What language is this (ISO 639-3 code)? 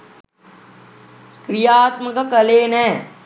sin